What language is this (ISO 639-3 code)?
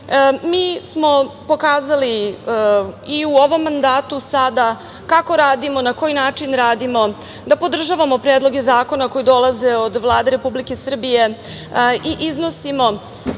srp